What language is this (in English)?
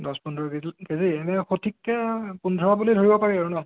Assamese